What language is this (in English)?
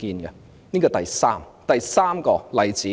Cantonese